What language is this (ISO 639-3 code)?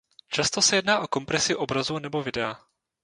ces